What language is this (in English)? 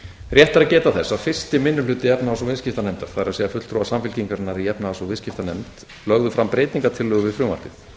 Icelandic